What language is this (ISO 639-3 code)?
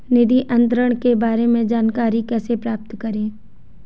hin